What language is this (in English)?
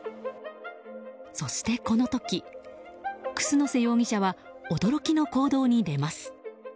Japanese